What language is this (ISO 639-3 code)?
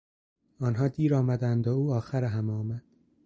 fas